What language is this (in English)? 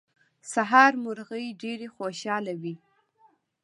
Pashto